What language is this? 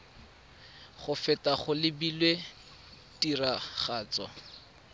Tswana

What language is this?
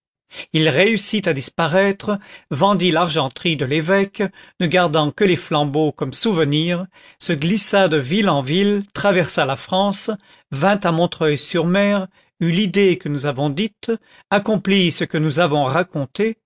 French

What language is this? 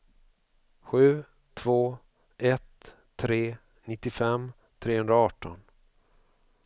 Swedish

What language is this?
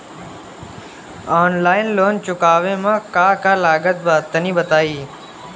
Bhojpuri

